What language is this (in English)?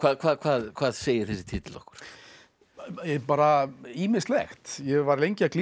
Icelandic